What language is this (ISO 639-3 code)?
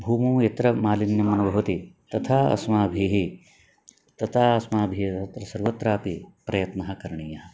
san